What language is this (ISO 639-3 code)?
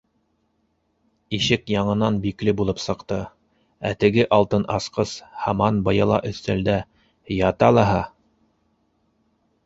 bak